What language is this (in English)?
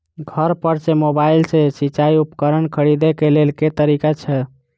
Maithili